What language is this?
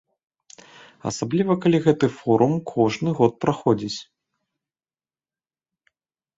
Belarusian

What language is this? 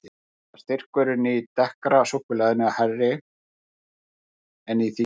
Icelandic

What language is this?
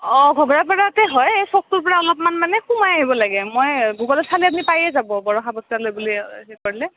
Assamese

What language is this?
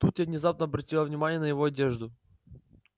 Russian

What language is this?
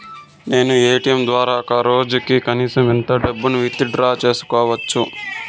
Telugu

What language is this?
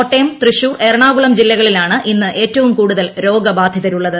Malayalam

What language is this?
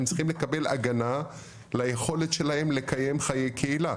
Hebrew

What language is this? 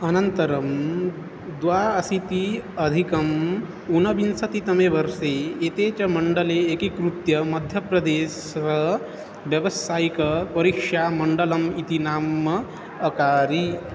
Sanskrit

